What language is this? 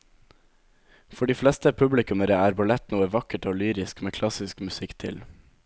Norwegian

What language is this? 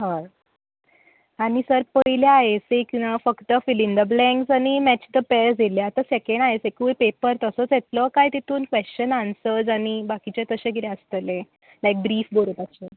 Konkani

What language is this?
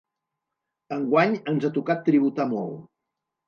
Catalan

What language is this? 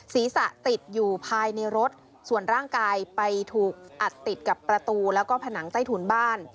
Thai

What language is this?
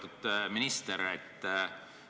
Estonian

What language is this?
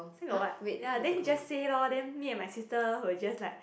English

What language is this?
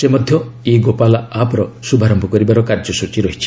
Odia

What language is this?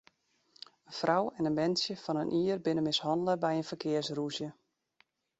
Western Frisian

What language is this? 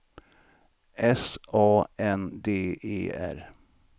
Swedish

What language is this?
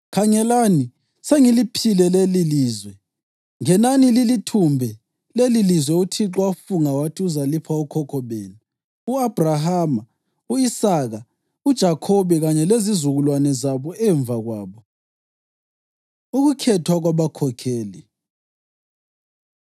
North Ndebele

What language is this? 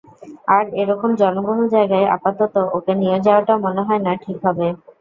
Bangla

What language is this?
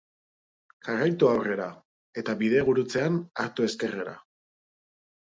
Basque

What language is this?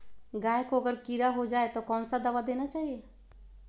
Magahi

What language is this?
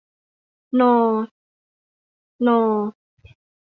Thai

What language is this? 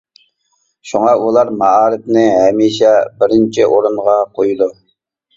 Uyghur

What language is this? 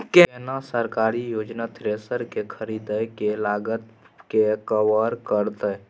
Maithili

